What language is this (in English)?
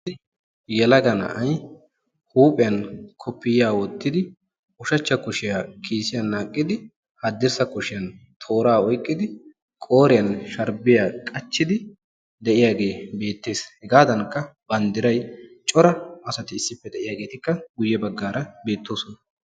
Wolaytta